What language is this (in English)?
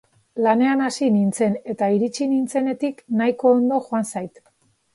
Basque